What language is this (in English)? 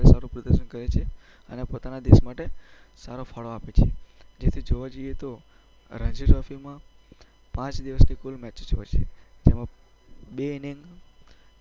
Gujarati